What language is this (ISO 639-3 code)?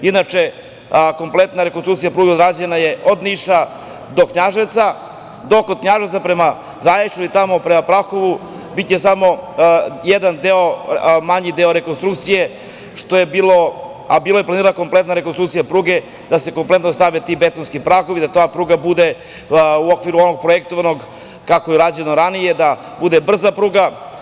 srp